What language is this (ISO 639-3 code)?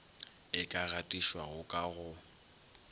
nso